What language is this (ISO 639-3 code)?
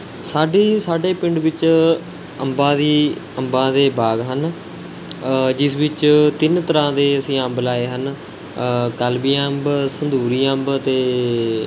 pan